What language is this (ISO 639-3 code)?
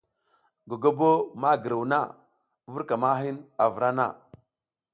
giz